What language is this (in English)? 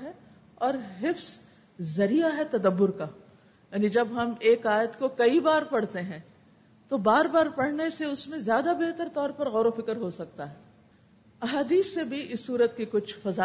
Urdu